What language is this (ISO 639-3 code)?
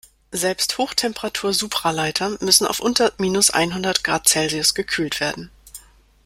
deu